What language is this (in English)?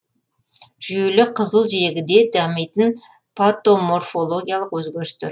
Kazakh